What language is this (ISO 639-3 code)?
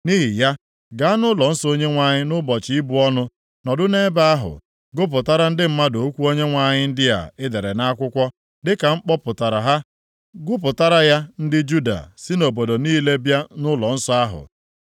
ibo